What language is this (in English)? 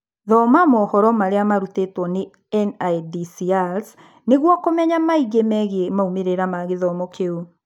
Kikuyu